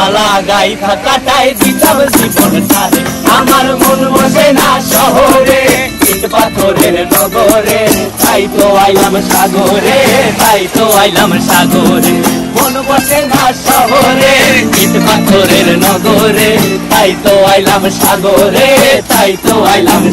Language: Romanian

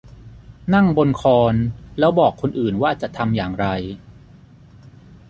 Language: Thai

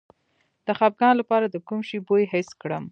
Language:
Pashto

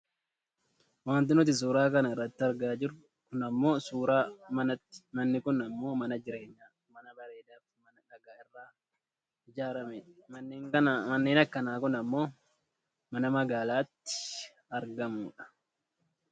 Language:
Oromo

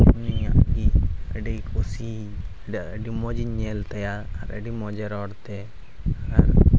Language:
Santali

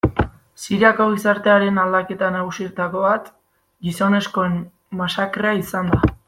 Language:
Basque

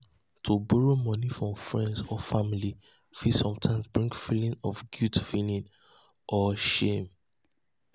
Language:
Nigerian Pidgin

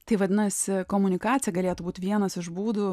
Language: Lithuanian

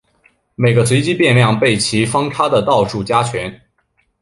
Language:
Chinese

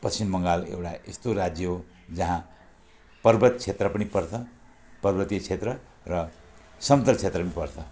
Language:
Nepali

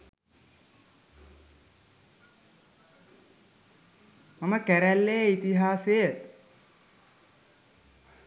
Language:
Sinhala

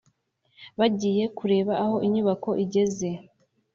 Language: Kinyarwanda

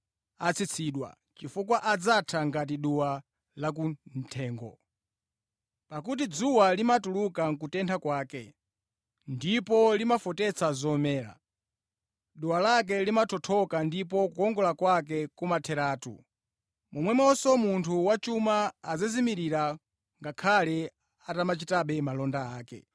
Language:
Nyanja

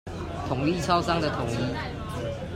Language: Chinese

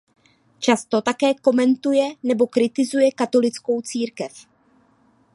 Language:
Czech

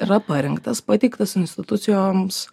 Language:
Lithuanian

